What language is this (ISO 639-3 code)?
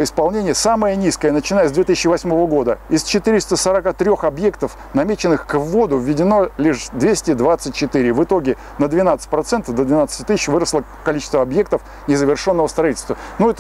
rus